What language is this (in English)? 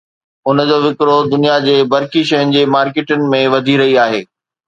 Sindhi